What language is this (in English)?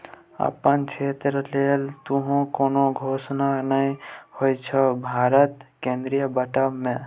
Maithili